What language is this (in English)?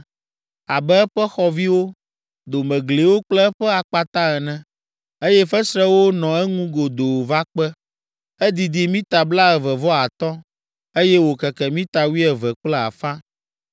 Ewe